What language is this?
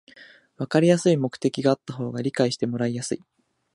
Japanese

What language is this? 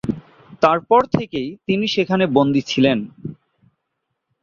Bangla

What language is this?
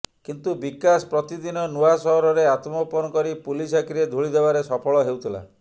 Odia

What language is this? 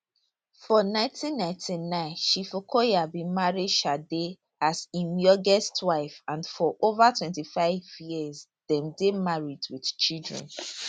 Nigerian Pidgin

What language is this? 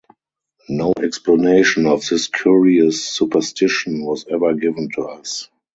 English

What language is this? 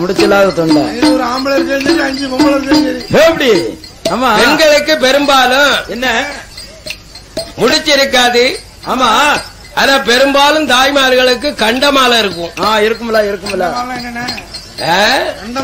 Arabic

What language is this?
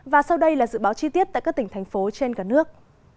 Vietnamese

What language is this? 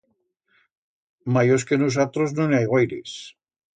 Aragonese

